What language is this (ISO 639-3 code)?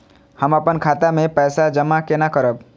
mai